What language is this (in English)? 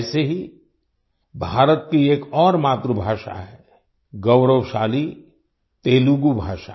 Hindi